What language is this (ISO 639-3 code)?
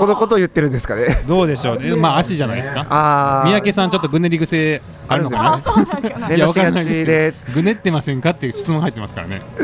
jpn